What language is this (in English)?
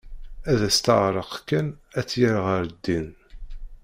Kabyle